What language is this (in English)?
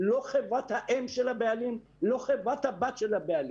Hebrew